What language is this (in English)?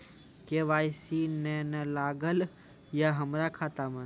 Maithili